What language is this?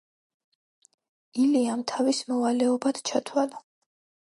Georgian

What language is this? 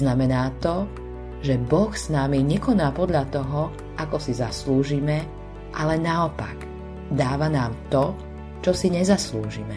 Slovak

